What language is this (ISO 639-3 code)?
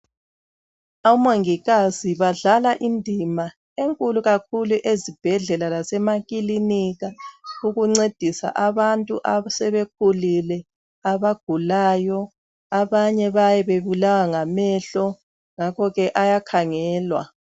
nde